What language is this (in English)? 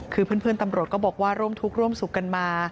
Thai